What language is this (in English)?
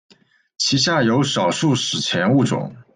Chinese